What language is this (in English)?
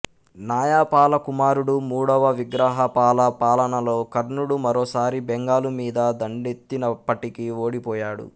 Telugu